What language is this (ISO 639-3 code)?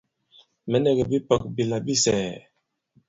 abb